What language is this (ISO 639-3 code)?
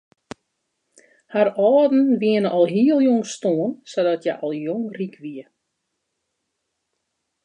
fry